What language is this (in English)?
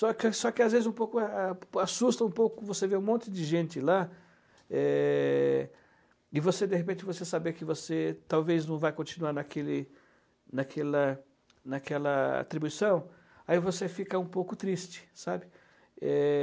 Portuguese